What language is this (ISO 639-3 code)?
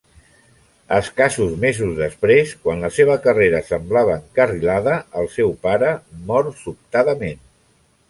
cat